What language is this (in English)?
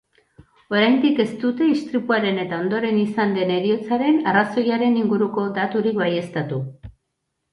Basque